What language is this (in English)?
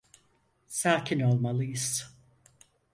Turkish